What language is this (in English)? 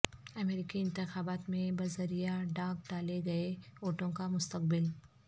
Urdu